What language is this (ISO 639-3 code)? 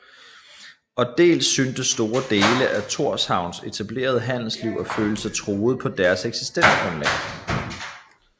dan